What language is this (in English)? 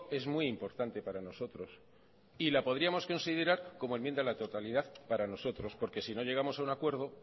Spanish